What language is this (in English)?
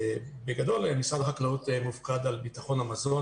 Hebrew